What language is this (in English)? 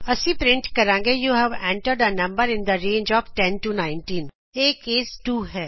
Punjabi